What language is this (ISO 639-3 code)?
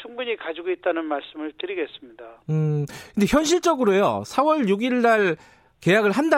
kor